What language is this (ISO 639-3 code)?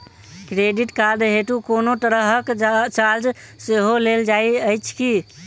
mai